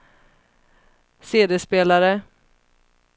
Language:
Swedish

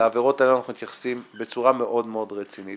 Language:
Hebrew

